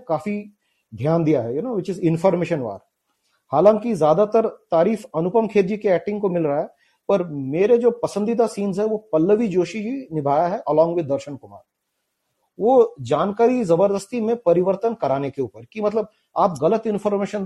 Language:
Hindi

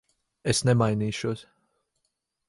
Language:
Latvian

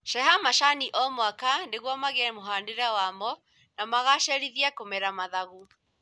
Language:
Kikuyu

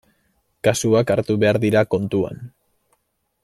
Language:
Basque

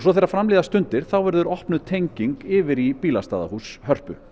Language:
Icelandic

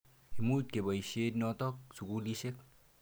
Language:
Kalenjin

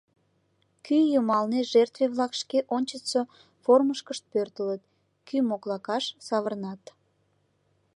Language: Mari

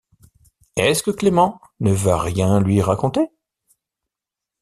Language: French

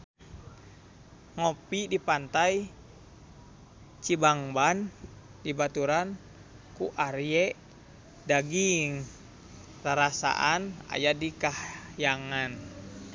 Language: Sundanese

